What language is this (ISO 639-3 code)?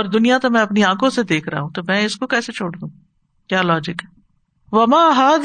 urd